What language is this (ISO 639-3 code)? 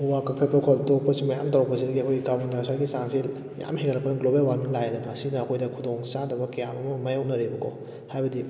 mni